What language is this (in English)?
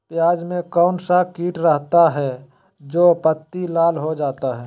Magahi